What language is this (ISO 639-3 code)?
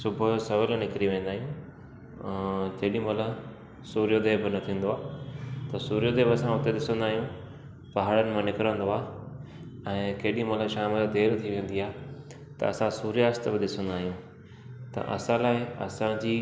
snd